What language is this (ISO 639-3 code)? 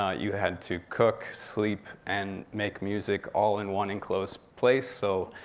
eng